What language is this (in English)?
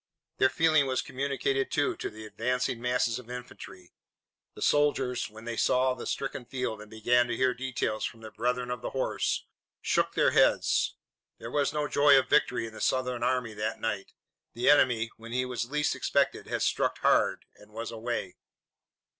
English